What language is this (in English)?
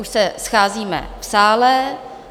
Czech